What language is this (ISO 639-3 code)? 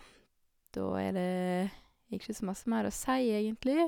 nor